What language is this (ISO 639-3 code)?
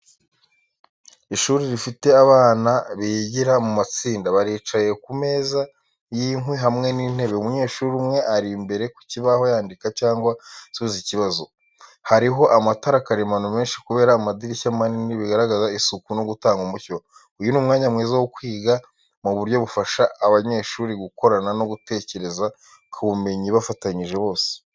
kin